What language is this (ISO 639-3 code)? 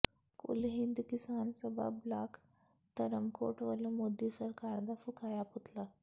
pan